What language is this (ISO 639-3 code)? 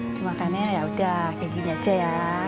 ind